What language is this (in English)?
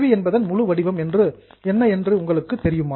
Tamil